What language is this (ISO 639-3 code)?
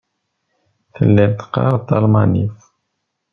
kab